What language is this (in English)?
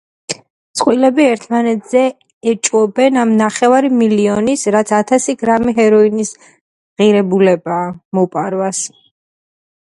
Georgian